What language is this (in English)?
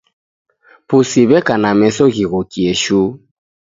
Taita